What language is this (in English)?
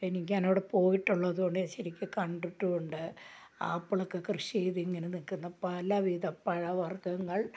Malayalam